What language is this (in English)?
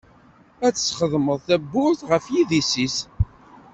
Kabyle